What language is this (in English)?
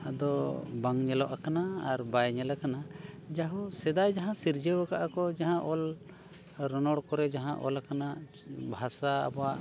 Santali